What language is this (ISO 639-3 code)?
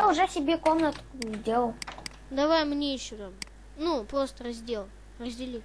rus